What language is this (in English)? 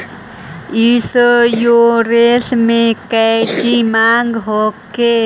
Magahi